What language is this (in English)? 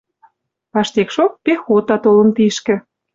Western Mari